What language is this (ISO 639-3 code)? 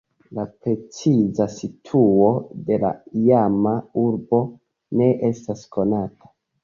epo